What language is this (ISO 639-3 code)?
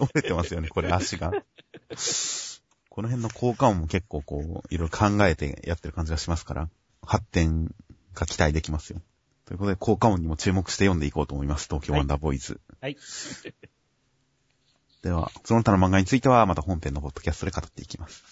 jpn